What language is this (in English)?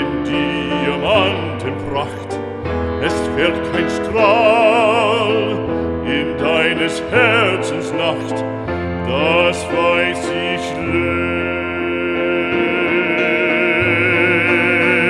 Arabic